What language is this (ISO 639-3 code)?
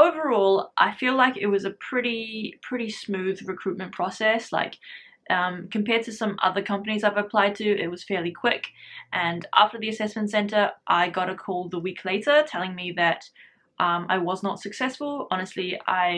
eng